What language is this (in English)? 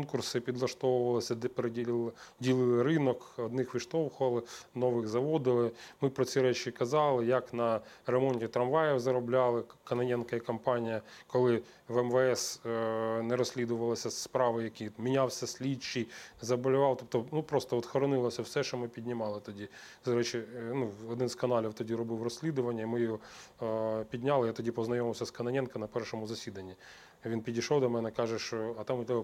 Ukrainian